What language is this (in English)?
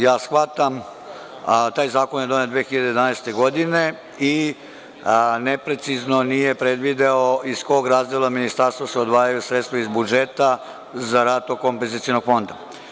Serbian